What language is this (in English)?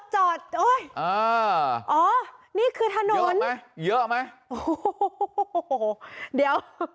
Thai